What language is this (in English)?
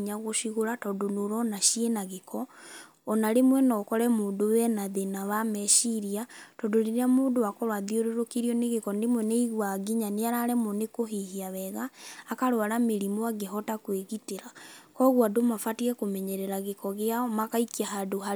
Kikuyu